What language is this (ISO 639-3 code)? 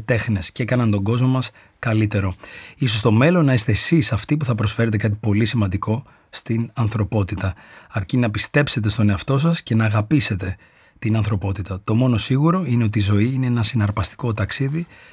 ell